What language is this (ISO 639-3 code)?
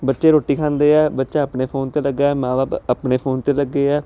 pan